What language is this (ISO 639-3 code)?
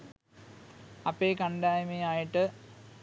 sin